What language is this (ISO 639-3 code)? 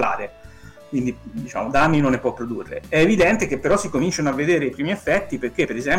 ita